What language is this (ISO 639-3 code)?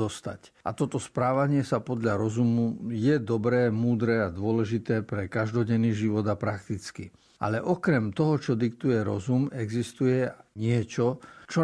slk